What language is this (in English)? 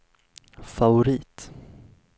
Swedish